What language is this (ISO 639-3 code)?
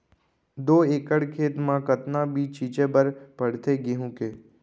hne